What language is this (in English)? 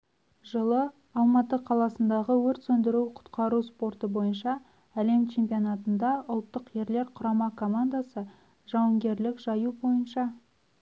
Kazakh